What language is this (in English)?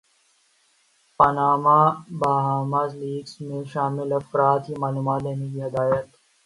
Urdu